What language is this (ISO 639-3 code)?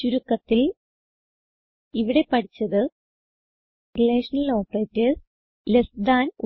mal